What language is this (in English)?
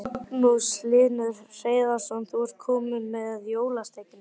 Icelandic